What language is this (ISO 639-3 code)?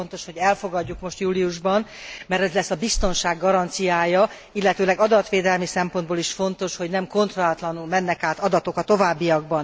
hun